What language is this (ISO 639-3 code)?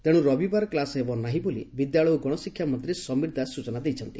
ori